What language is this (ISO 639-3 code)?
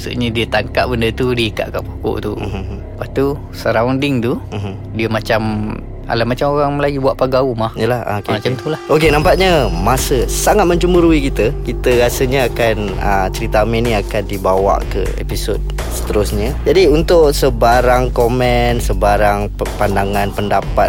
msa